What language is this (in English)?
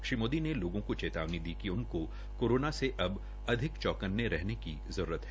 Hindi